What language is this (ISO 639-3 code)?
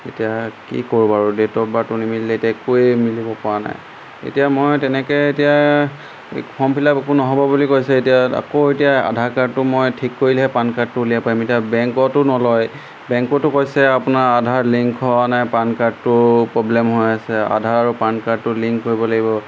asm